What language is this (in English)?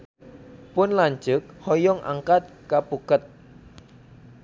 Sundanese